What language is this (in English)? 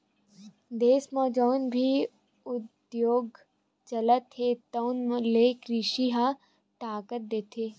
Chhattisgarhi